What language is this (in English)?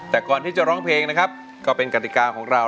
Thai